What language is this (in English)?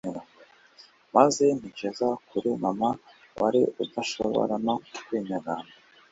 Kinyarwanda